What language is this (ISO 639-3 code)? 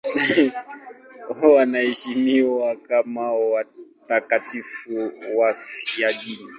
swa